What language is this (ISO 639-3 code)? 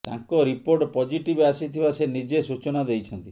ori